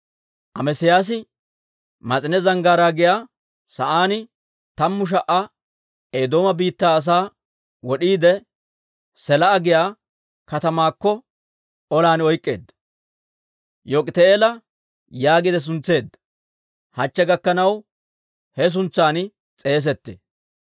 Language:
Dawro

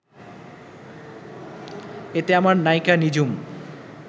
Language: Bangla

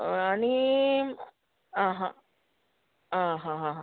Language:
Konkani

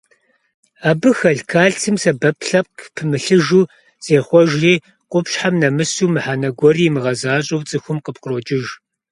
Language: Kabardian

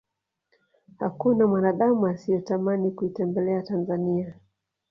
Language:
Swahili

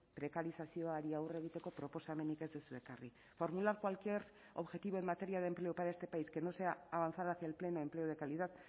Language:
Spanish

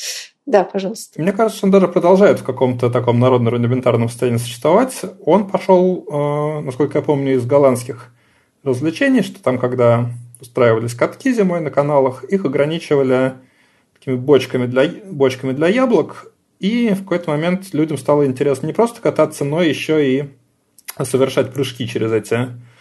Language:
Russian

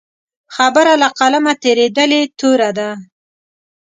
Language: Pashto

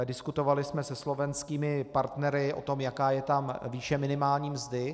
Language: Czech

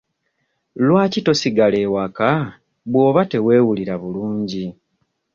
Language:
Ganda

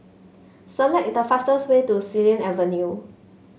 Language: English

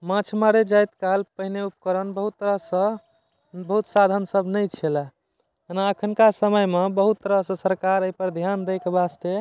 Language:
Maithili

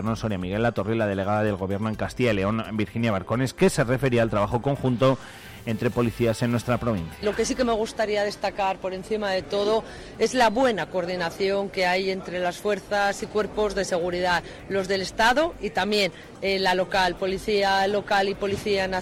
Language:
Spanish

